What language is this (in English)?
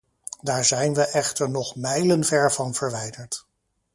Dutch